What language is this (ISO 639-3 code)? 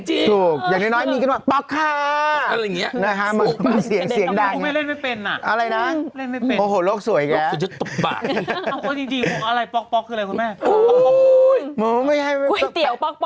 tha